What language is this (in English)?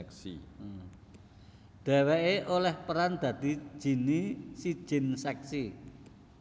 Javanese